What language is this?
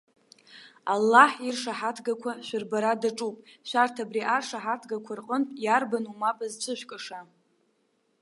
Abkhazian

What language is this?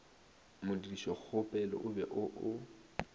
Northern Sotho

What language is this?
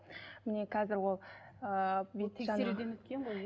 Kazakh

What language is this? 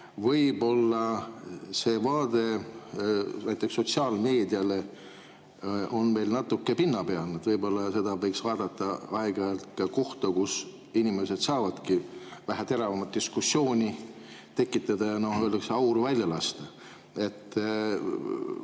Estonian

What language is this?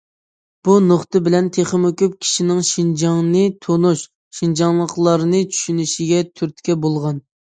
Uyghur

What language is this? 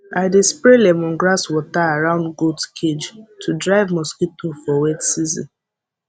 Nigerian Pidgin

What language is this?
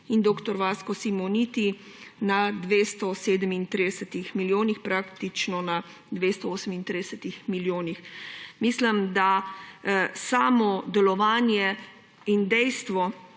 Slovenian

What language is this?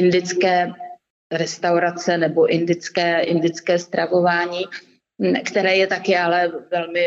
Czech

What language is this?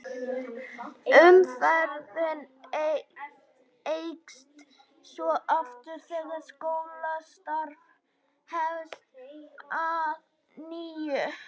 Icelandic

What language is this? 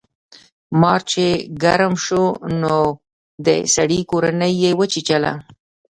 Pashto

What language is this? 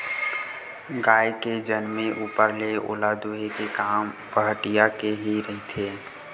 Chhattisgarhi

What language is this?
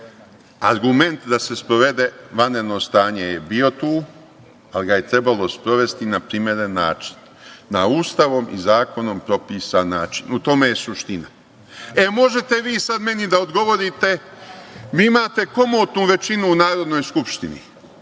Serbian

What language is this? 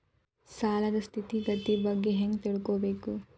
Kannada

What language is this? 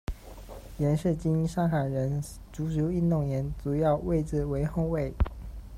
Chinese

